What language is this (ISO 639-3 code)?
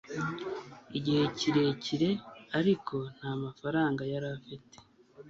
kin